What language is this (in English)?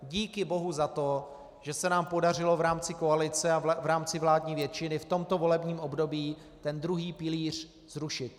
Czech